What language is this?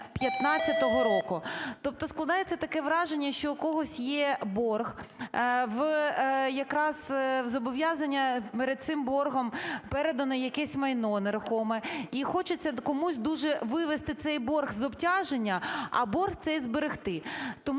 Ukrainian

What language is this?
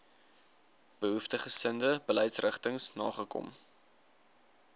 Afrikaans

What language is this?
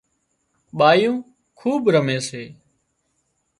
Wadiyara Koli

